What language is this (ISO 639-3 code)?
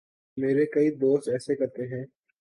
urd